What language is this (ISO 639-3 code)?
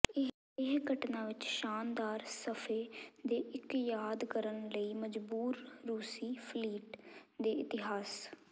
pan